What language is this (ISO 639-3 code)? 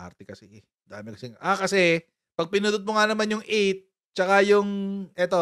fil